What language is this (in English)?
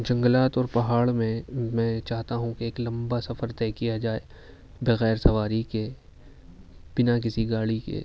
Urdu